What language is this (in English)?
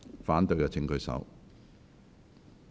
Cantonese